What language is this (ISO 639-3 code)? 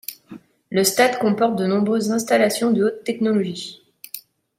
fra